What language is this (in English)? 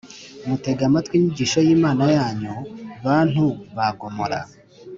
Kinyarwanda